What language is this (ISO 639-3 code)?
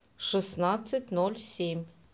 rus